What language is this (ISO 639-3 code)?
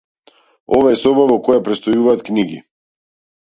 mkd